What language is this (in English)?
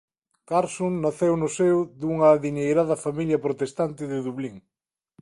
Galician